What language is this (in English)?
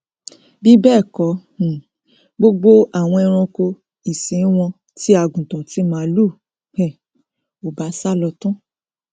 Yoruba